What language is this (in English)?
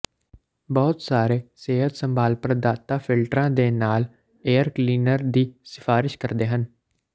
Punjabi